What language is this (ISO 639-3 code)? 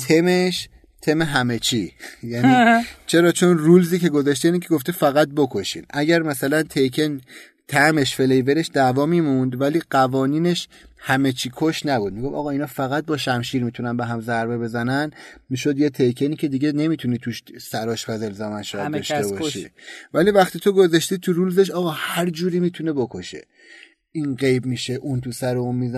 fas